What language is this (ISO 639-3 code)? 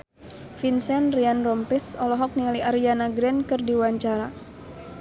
sun